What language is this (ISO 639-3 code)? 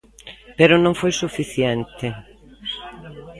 glg